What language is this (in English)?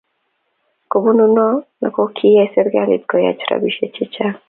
Kalenjin